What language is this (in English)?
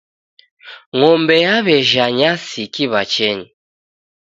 Taita